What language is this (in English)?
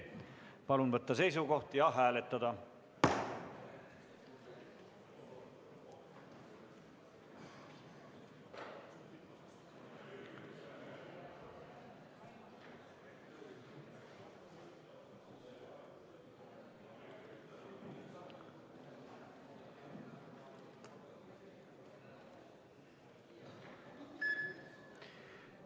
Estonian